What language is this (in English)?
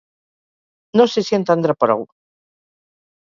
Catalan